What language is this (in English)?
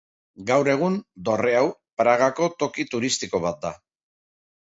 Basque